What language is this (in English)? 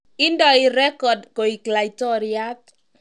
Kalenjin